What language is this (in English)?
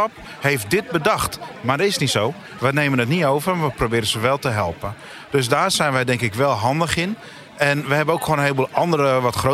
Dutch